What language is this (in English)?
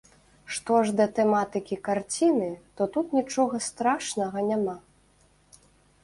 Belarusian